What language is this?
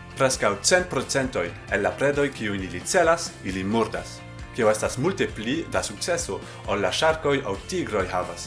Esperanto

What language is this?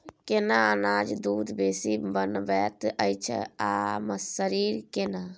Maithili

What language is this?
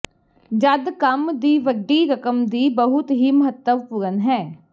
Punjabi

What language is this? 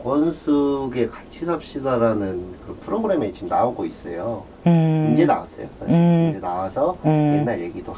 Korean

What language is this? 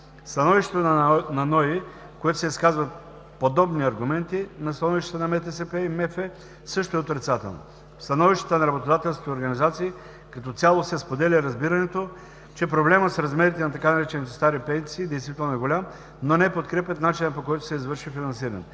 Bulgarian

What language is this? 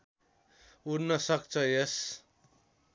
Nepali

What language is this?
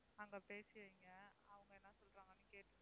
Tamil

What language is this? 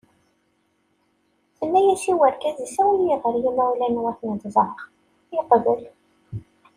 Kabyle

